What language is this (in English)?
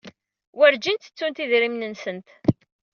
Kabyle